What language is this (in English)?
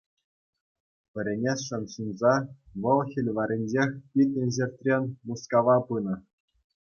Chuvash